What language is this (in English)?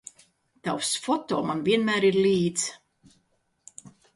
Latvian